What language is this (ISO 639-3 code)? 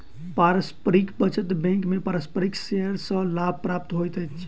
mai